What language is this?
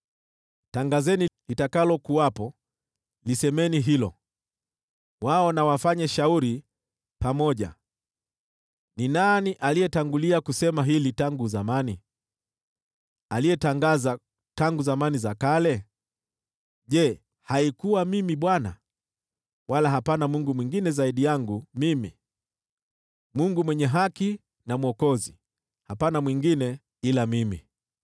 Swahili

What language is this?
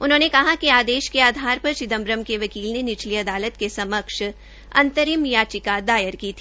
Hindi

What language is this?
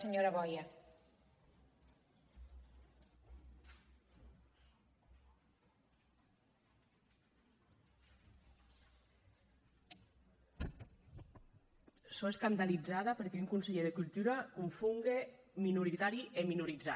Catalan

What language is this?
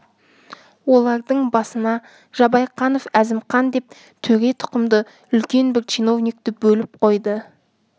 Kazakh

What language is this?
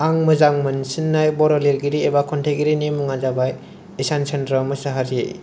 Bodo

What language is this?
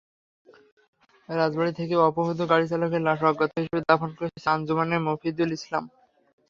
Bangla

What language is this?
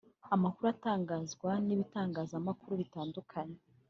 Kinyarwanda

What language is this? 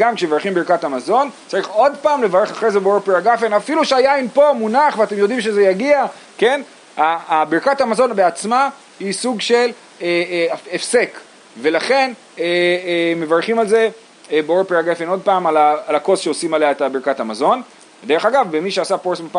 Hebrew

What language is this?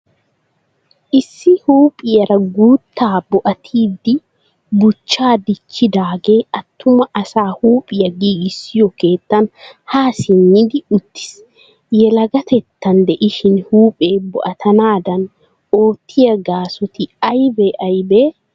Wolaytta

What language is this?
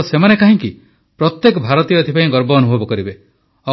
Odia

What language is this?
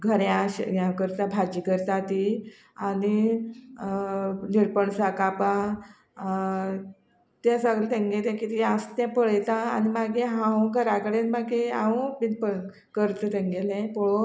Konkani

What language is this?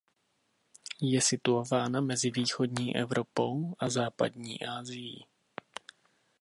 Czech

